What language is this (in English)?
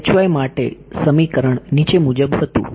Gujarati